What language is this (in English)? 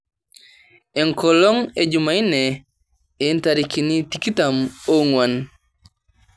Masai